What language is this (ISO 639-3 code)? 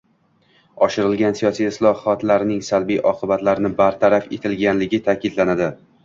uzb